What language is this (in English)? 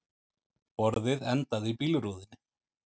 Icelandic